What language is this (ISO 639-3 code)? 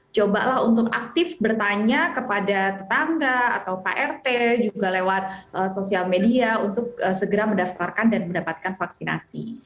ind